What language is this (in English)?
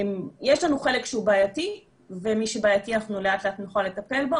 Hebrew